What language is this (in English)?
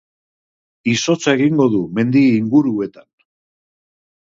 Basque